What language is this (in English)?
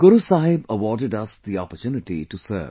English